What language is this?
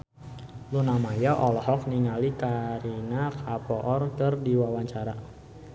Sundanese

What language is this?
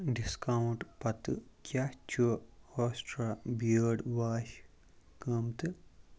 Kashmiri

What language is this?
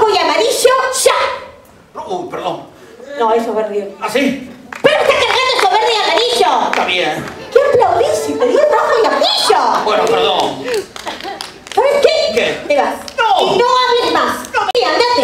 Spanish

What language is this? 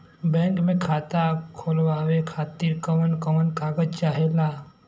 Bhojpuri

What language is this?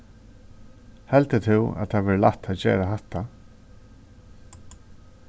Faroese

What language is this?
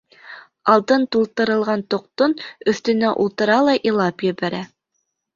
Bashkir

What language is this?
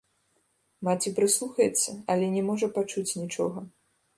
Belarusian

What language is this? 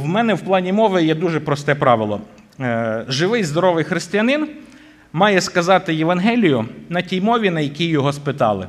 Ukrainian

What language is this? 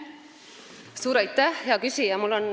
Estonian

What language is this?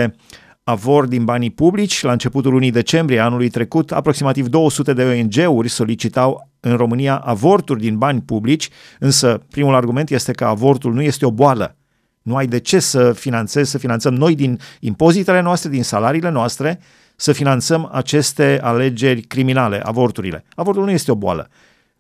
Romanian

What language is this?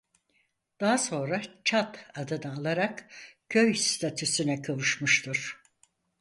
Turkish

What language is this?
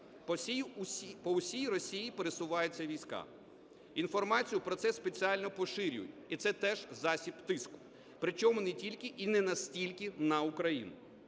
Ukrainian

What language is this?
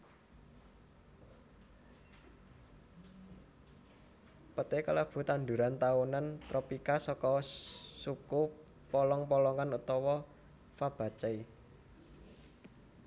Javanese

